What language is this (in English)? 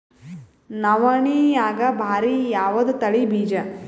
Kannada